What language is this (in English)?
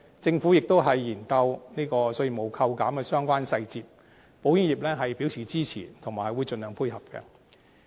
Cantonese